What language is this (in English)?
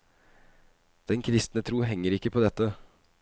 Norwegian